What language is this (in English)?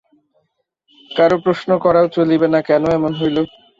Bangla